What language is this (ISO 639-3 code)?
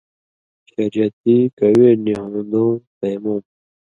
mvy